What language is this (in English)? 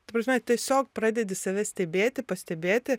Lithuanian